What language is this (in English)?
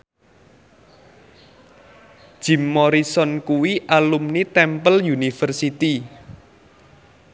Javanese